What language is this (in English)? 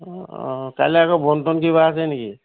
Assamese